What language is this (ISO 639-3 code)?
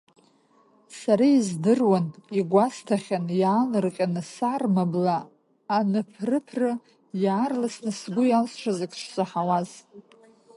abk